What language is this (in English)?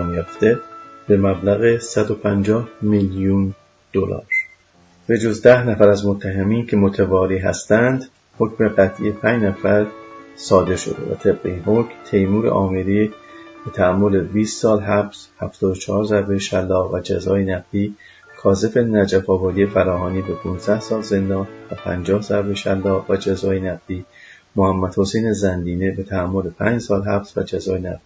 Persian